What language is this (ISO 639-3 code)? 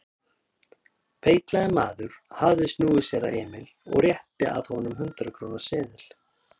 isl